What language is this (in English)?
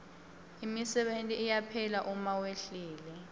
Swati